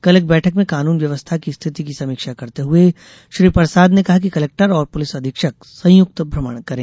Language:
Hindi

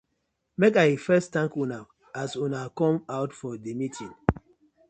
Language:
Nigerian Pidgin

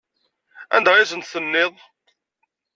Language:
Kabyle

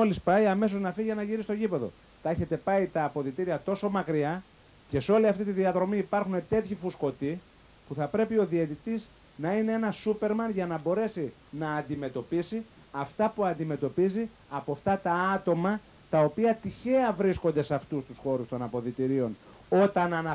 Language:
Greek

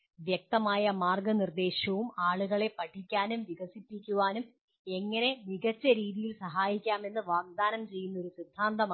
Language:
Malayalam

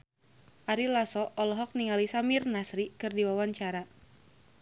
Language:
Sundanese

